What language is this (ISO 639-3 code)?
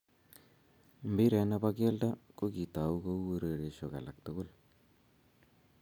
kln